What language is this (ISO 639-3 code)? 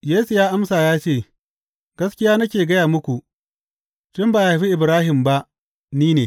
hau